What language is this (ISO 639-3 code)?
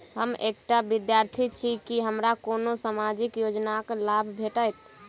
mai